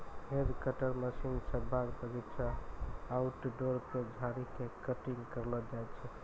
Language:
Maithili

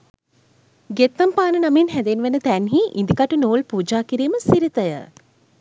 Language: Sinhala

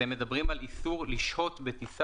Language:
Hebrew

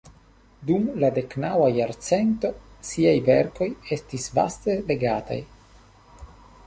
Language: Esperanto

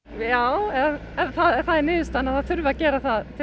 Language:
Icelandic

